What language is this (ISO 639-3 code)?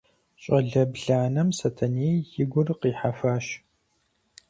kbd